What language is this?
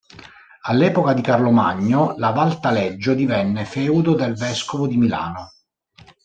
Italian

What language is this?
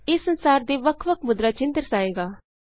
Punjabi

